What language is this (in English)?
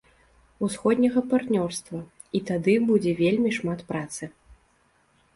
Belarusian